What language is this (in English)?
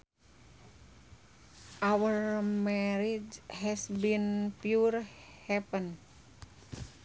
Sundanese